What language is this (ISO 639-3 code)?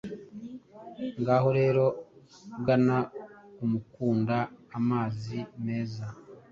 kin